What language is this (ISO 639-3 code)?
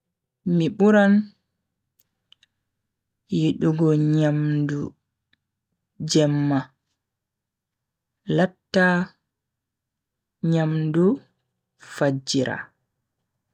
fui